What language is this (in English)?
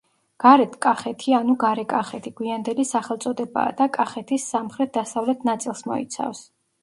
Georgian